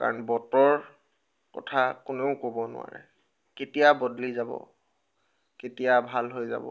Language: Assamese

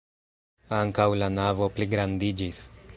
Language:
Esperanto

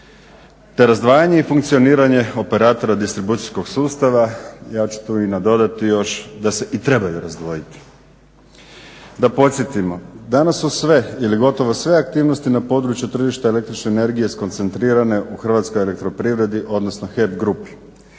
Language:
Croatian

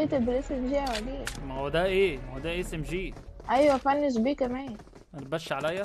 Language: Arabic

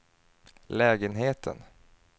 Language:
Swedish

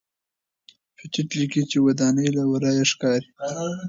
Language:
Pashto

